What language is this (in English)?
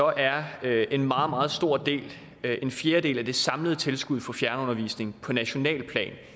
Danish